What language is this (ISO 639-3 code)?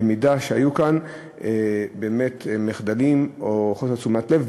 heb